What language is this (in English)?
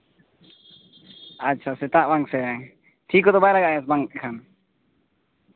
Santali